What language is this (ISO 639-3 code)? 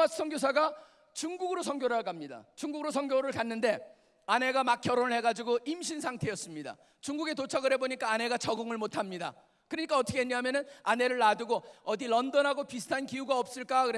kor